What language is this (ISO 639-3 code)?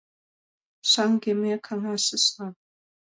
chm